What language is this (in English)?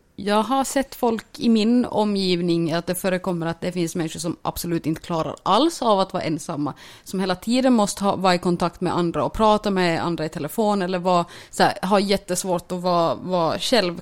Swedish